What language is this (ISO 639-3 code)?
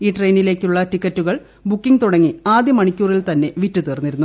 mal